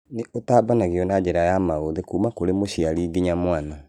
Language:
Kikuyu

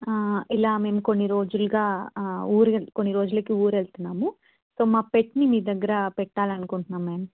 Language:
Telugu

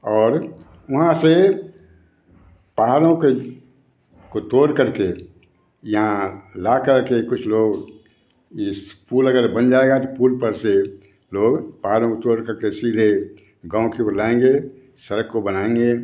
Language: Hindi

